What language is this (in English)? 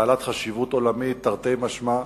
Hebrew